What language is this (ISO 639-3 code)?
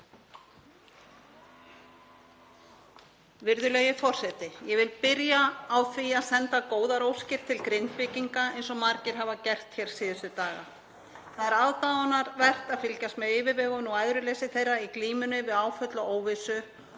isl